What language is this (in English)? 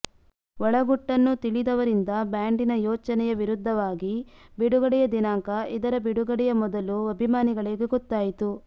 Kannada